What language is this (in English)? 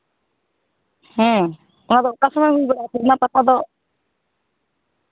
Santali